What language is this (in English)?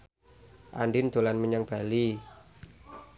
Javanese